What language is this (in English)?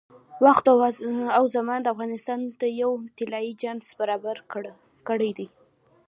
Pashto